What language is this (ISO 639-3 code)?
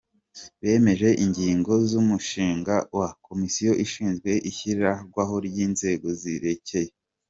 kin